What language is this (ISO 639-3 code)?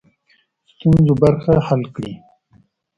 pus